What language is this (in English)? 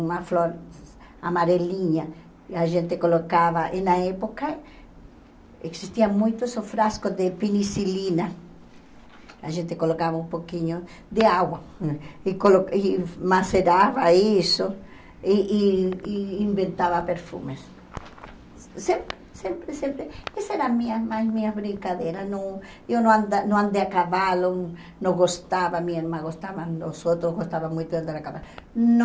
Portuguese